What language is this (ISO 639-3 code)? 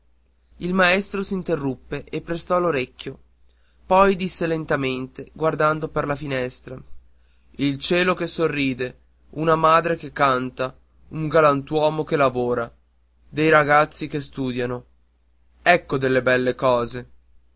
ita